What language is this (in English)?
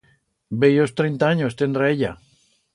Aragonese